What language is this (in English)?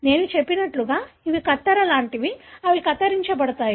Telugu